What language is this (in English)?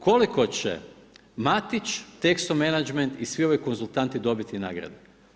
Croatian